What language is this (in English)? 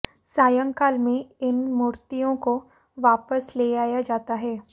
Hindi